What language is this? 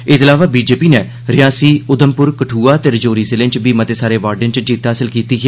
Dogri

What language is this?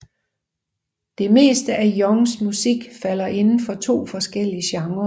Danish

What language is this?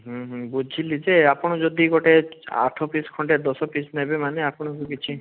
Odia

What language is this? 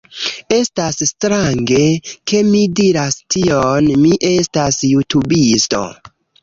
Esperanto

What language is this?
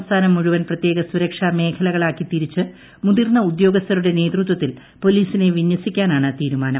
Malayalam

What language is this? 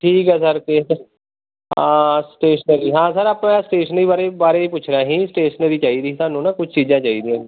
Punjabi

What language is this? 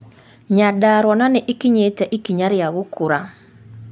Kikuyu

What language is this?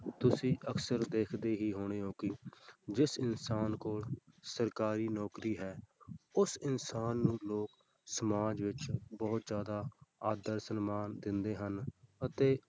Punjabi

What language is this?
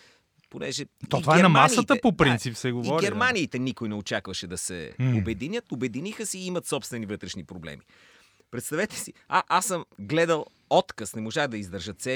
Bulgarian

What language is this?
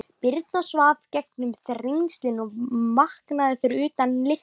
Icelandic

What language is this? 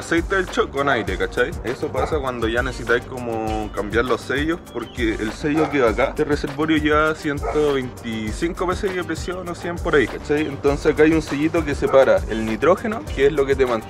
Spanish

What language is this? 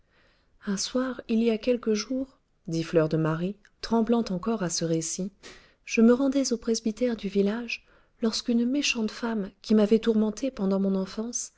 French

